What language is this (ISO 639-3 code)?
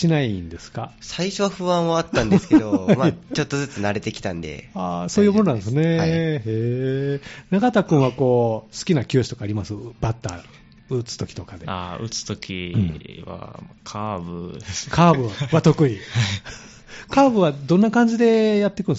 jpn